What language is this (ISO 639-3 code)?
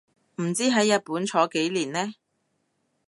yue